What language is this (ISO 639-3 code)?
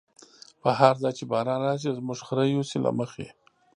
pus